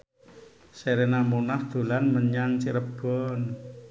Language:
Javanese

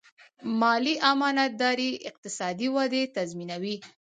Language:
Pashto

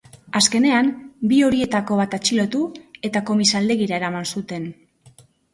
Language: Basque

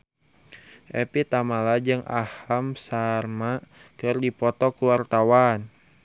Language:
Sundanese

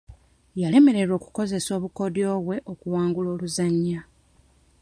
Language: Ganda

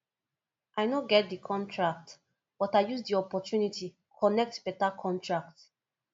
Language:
Nigerian Pidgin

